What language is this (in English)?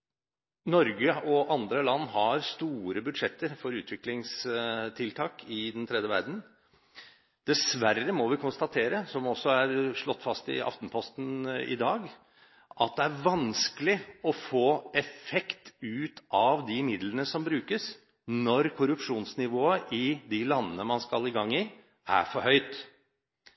Norwegian Bokmål